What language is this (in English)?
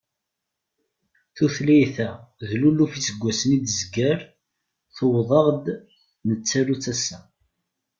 Kabyle